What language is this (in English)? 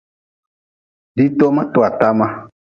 Nawdm